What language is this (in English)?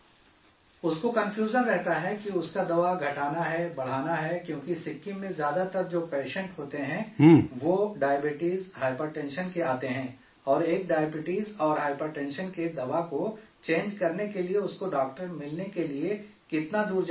Urdu